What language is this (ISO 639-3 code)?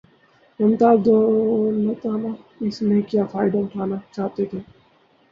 urd